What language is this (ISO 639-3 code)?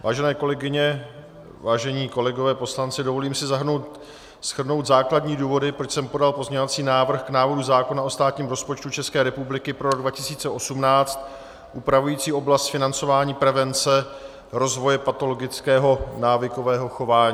ces